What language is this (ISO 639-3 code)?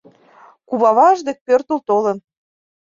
chm